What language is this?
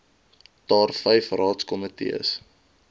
Afrikaans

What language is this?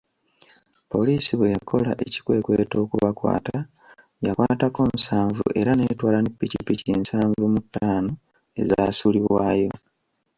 Ganda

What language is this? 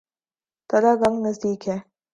Urdu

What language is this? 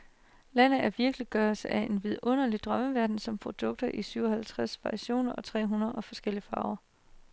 Danish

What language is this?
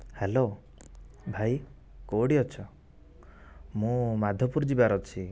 Odia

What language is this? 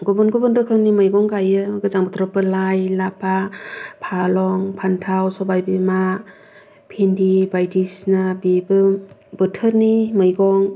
Bodo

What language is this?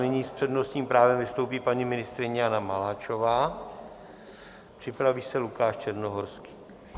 Czech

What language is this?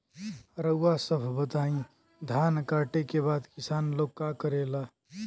Bhojpuri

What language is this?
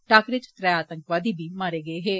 Dogri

